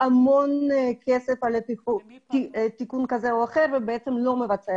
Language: Hebrew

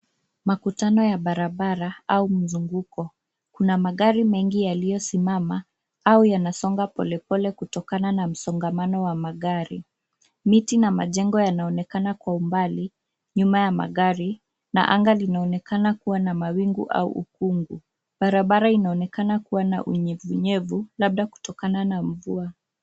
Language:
Swahili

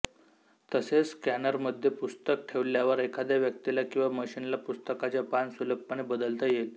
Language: Marathi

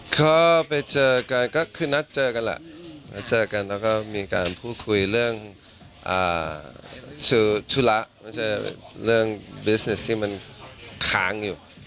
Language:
Thai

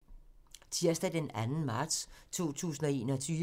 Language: Danish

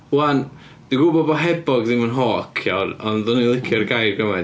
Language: Welsh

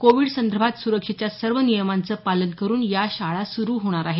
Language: Marathi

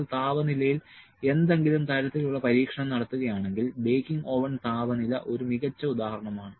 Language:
Malayalam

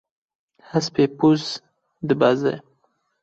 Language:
Kurdish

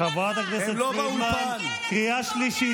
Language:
Hebrew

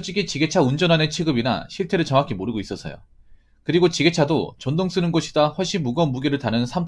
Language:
Korean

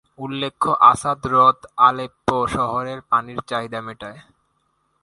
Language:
Bangla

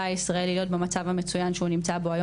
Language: Hebrew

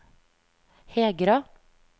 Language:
Norwegian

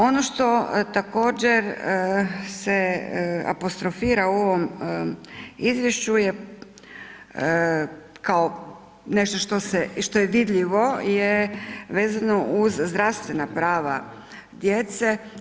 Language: Croatian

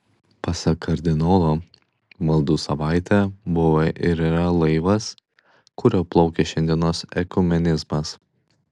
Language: Lithuanian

